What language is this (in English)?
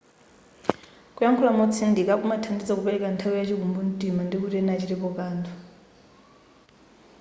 Nyanja